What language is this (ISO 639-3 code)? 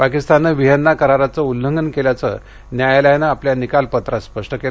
mar